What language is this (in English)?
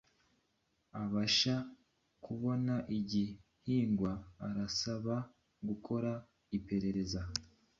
Kinyarwanda